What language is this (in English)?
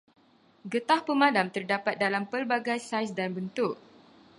Malay